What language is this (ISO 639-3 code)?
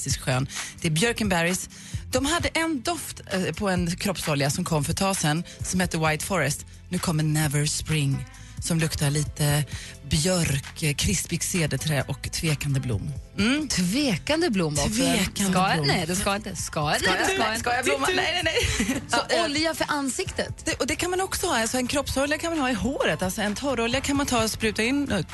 swe